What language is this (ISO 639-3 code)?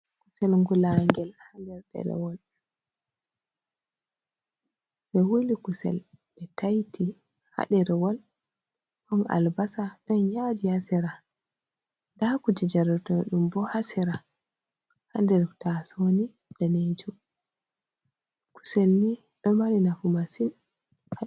ful